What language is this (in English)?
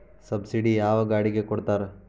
Kannada